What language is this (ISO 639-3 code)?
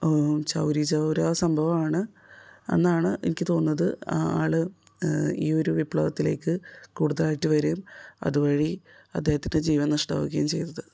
mal